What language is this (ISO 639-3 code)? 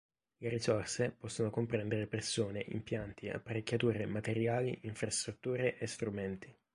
ita